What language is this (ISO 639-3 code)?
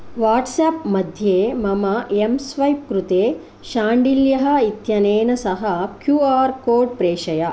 san